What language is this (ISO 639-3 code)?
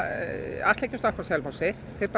isl